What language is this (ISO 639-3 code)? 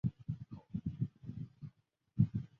zho